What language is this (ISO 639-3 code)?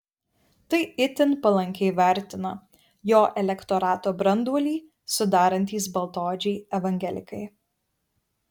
lit